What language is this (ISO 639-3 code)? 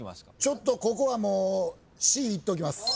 jpn